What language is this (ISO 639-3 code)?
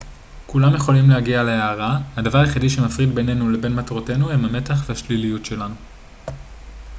heb